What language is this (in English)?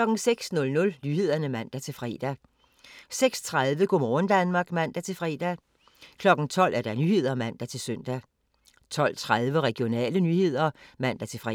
Danish